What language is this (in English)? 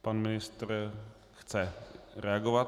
Czech